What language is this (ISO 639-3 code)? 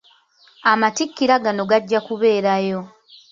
lug